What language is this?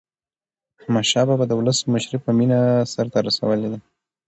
Pashto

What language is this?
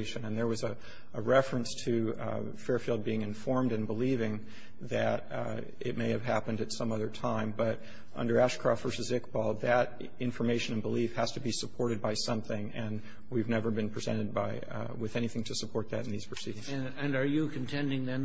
English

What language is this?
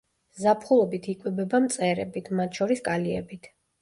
Georgian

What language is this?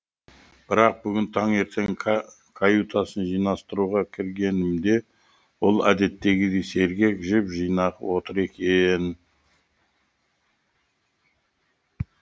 Kazakh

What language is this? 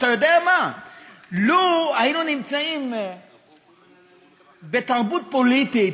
Hebrew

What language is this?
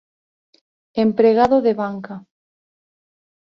Galician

